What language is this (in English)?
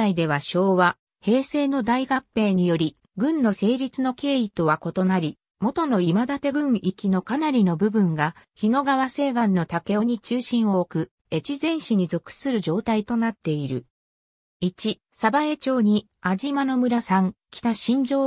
Japanese